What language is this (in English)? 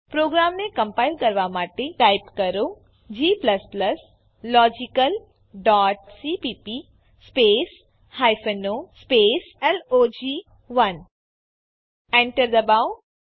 Gujarati